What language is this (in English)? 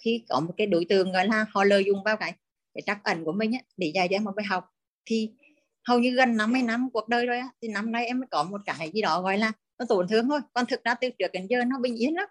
Vietnamese